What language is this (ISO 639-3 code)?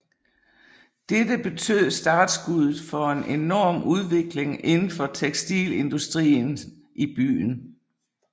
dan